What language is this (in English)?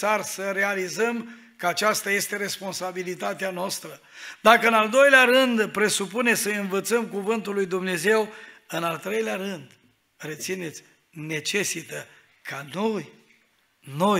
Romanian